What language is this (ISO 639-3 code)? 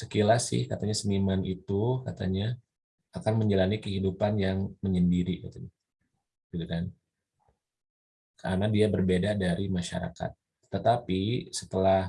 ind